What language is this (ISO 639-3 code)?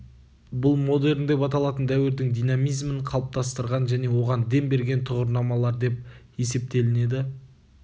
kaz